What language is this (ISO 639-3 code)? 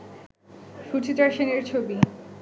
ben